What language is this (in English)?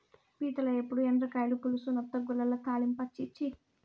Telugu